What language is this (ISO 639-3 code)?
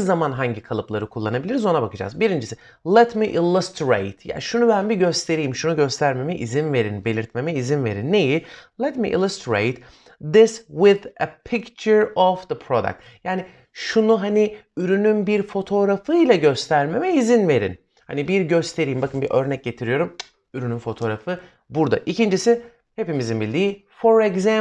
tur